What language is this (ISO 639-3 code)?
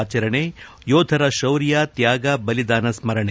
kan